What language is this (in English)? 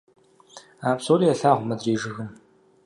Kabardian